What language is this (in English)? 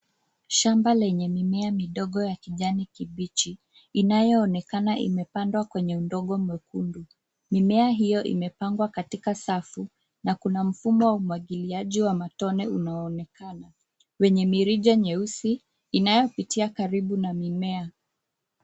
Swahili